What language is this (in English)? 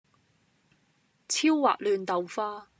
Cantonese